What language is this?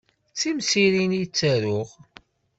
Kabyle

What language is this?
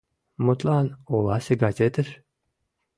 Mari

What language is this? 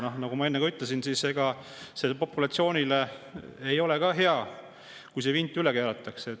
Estonian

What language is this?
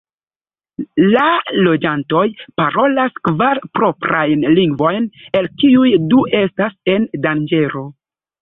Esperanto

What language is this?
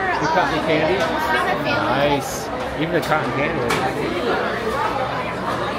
English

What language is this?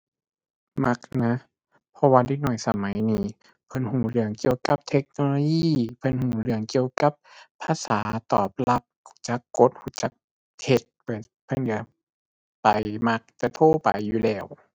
Thai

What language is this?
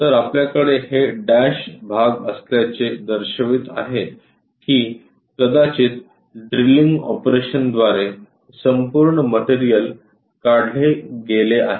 Marathi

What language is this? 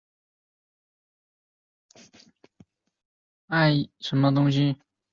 Chinese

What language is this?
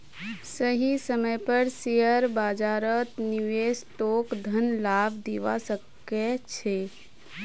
Magahi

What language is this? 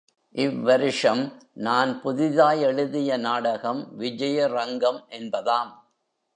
Tamil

